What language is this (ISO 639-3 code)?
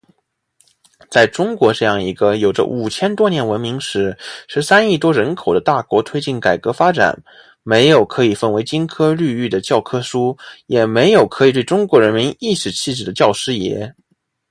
zho